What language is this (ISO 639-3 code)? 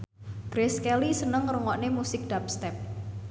jav